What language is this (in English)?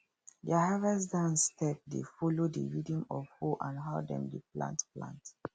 Nigerian Pidgin